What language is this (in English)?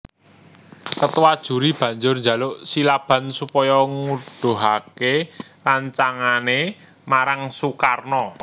Javanese